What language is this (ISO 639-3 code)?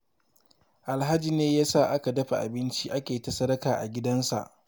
hau